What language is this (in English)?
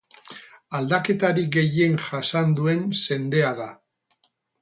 Basque